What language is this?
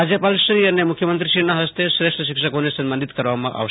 Gujarati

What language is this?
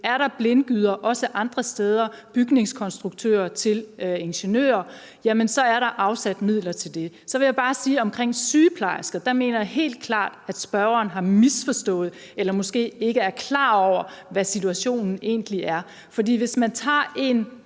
Danish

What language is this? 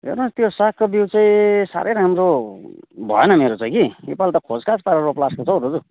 Nepali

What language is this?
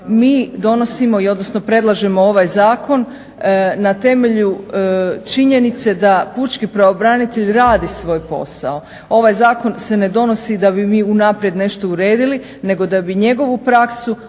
Croatian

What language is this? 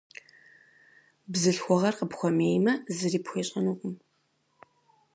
Kabardian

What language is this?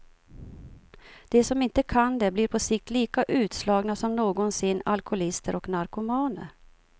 Swedish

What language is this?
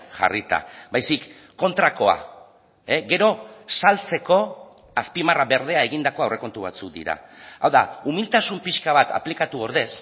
Basque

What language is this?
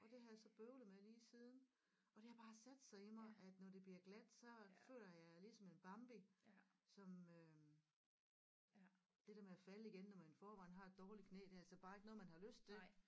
Danish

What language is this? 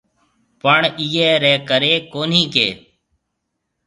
Marwari (Pakistan)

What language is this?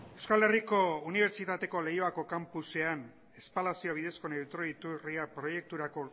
Basque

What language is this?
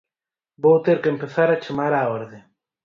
Galician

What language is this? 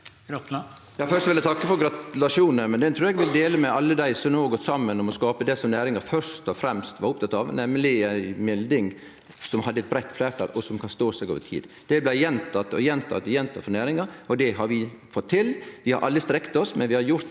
Norwegian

